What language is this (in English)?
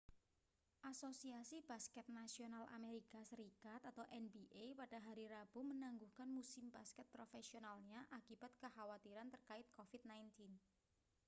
Indonesian